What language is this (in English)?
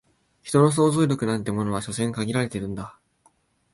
Japanese